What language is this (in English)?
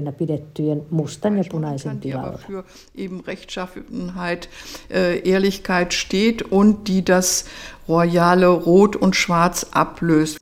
Finnish